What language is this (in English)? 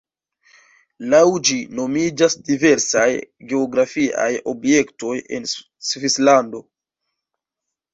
Esperanto